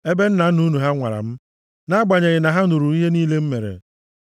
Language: Igbo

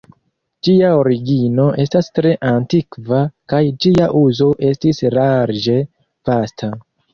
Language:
Esperanto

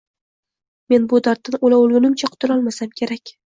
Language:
Uzbek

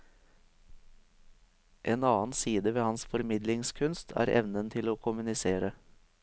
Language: Norwegian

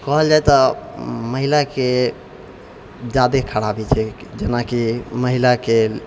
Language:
Maithili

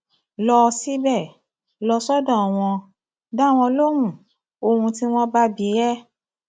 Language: Yoruba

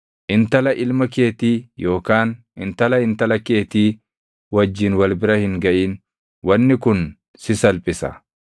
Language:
Oromo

